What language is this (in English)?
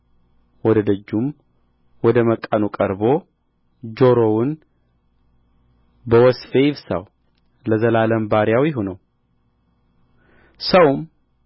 Amharic